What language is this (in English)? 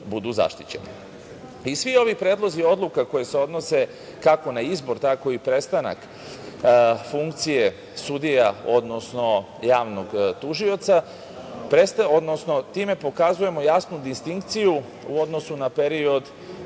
Serbian